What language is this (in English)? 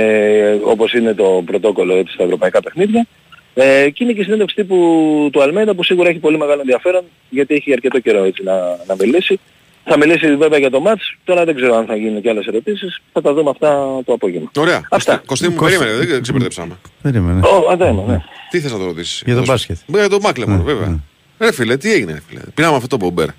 Greek